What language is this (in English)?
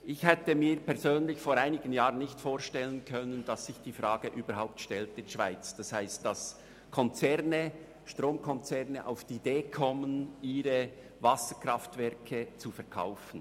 Swiss German